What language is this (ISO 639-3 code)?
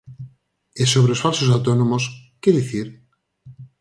glg